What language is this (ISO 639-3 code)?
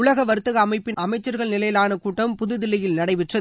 tam